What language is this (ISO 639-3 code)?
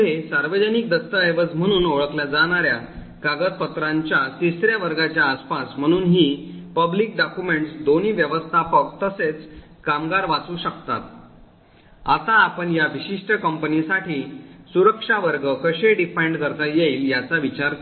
mar